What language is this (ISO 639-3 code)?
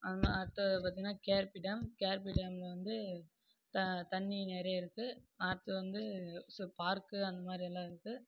tam